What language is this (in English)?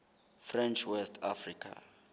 Southern Sotho